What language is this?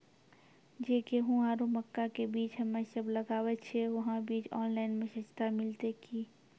Maithili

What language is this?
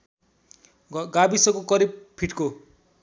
Nepali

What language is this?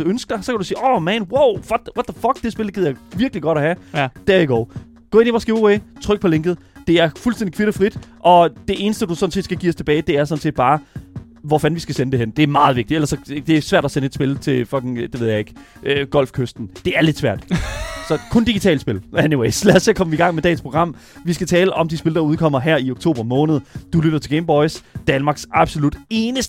Danish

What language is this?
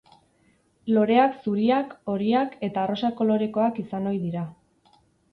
Basque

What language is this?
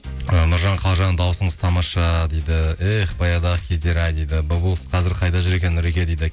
Kazakh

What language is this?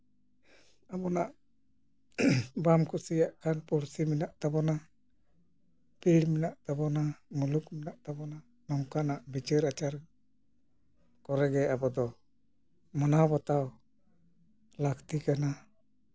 Santali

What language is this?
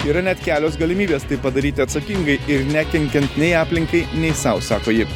Lithuanian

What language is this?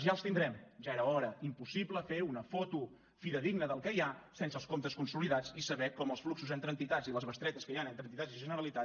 Catalan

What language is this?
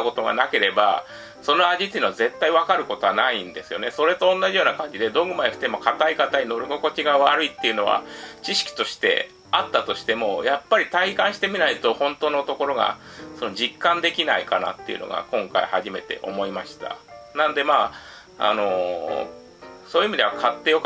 Japanese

